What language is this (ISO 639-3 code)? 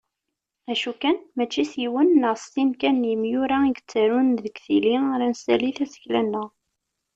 kab